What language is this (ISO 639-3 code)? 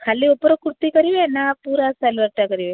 ori